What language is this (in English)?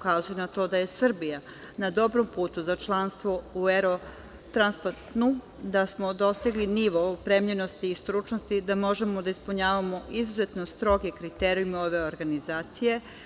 Serbian